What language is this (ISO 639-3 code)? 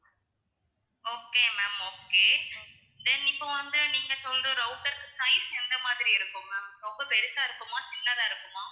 tam